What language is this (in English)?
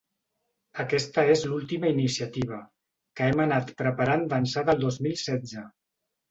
Catalan